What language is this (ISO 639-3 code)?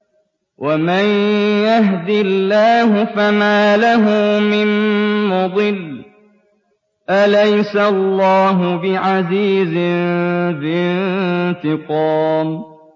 ara